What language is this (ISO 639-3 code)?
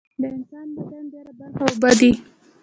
pus